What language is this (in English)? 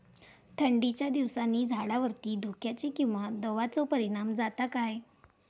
Marathi